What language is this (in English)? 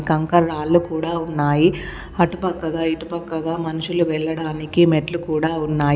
Telugu